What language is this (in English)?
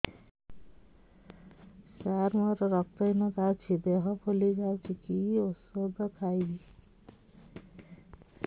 Odia